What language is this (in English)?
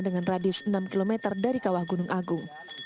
Indonesian